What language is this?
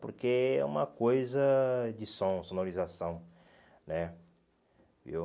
Portuguese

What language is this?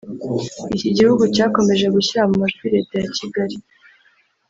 Kinyarwanda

